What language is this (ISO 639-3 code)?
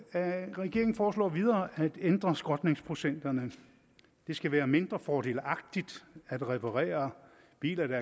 dan